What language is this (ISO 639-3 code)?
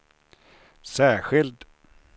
swe